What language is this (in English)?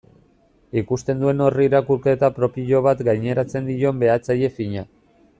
Basque